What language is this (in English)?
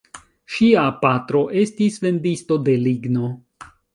Esperanto